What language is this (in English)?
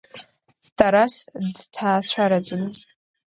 Abkhazian